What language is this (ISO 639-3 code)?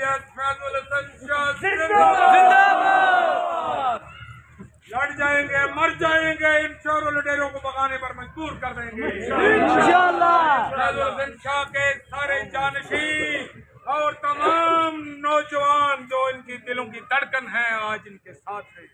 ara